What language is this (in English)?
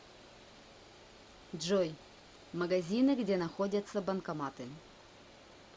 Russian